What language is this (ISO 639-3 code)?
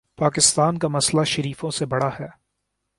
urd